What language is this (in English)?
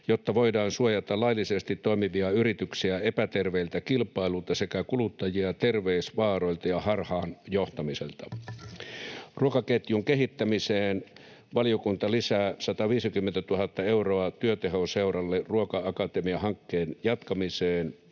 Finnish